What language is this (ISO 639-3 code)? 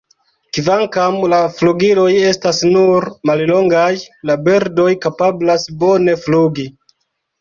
epo